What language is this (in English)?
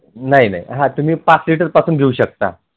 Marathi